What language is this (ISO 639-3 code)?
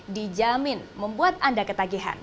ind